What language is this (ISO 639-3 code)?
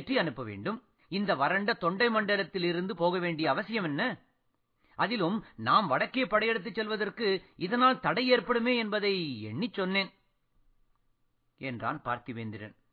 tam